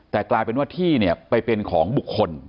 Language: Thai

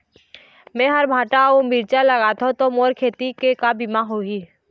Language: Chhattisgarhi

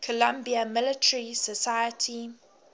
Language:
English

